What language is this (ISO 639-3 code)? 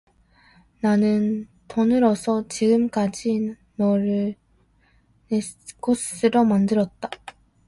kor